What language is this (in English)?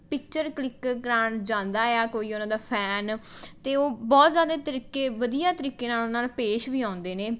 Punjabi